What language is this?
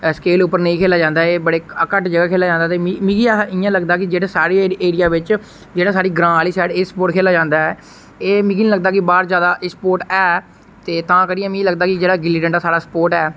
Dogri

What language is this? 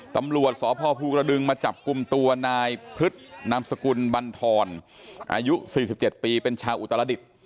Thai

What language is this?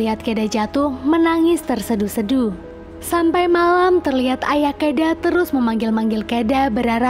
Indonesian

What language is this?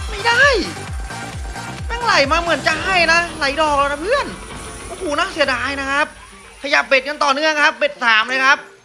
Thai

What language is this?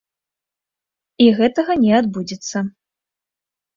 Belarusian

